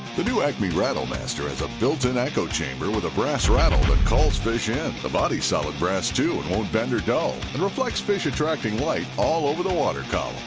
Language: English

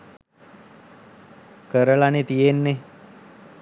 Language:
Sinhala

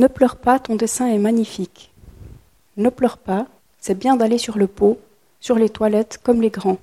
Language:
French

